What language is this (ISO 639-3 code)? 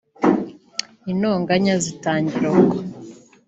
kin